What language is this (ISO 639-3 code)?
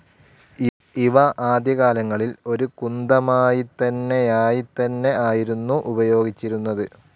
mal